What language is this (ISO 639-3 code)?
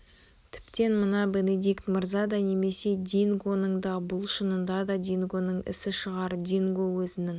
kaz